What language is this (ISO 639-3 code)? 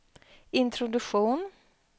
swe